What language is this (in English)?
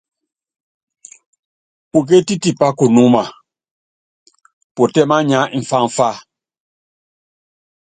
Yangben